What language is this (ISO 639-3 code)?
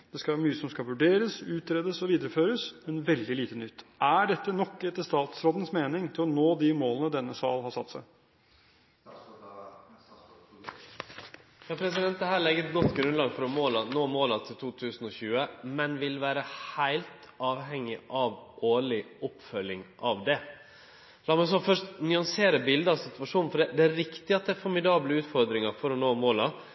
nor